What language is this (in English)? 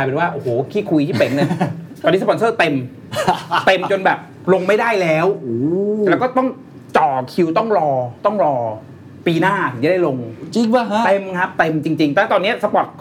Thai